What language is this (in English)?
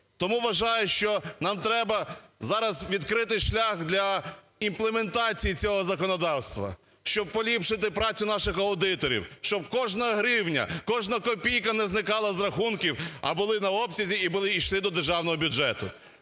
Ukrainian